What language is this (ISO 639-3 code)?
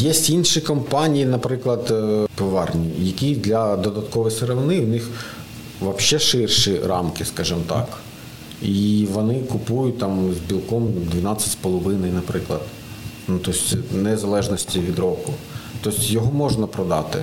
ukr